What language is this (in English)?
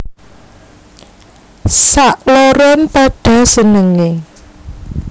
Javanese